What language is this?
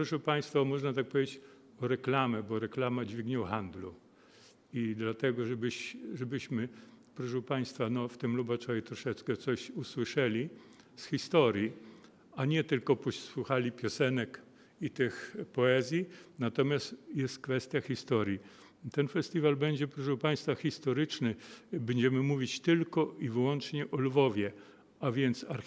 Polish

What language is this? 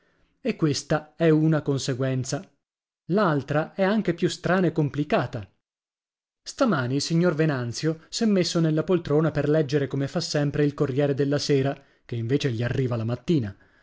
Italian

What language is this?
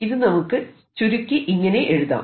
Malayalam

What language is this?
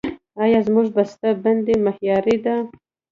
Pashto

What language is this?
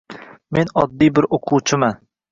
Uzbek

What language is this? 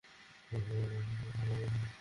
Bangla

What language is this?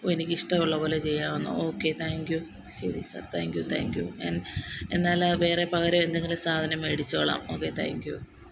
Malayalam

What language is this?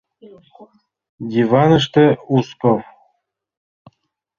Mari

